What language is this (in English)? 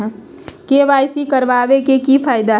Magahi